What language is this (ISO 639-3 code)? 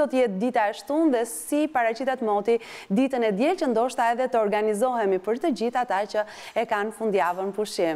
ron